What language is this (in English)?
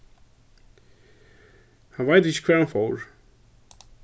Faroese